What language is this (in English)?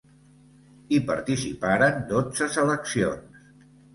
Catalan